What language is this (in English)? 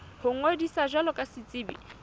Southern Sotho